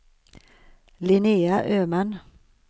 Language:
Swedish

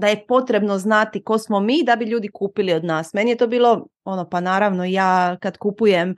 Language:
Croatian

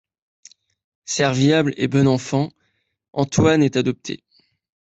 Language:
French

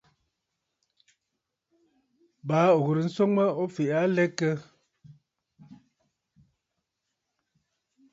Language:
Bafut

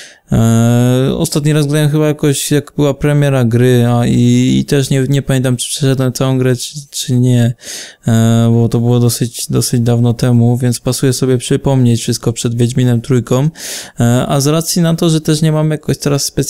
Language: Polish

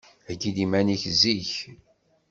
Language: Kabyle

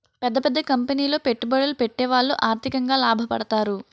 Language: Telugu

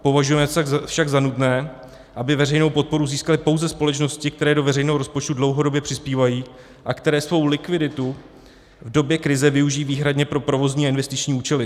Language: Czech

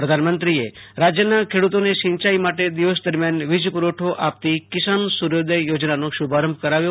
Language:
Gujarati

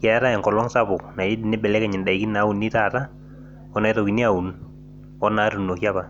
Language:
Masai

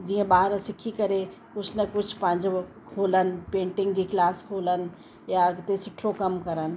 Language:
Sindhi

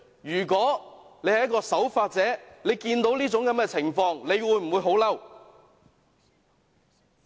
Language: Cantonese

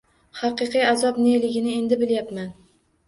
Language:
Uzbek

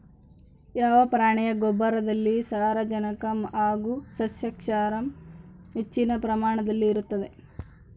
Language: Kannada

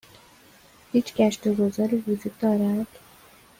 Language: Persian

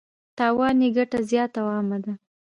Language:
Pashto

